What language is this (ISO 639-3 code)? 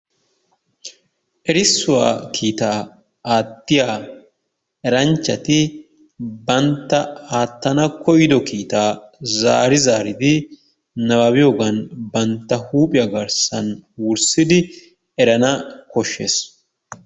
wal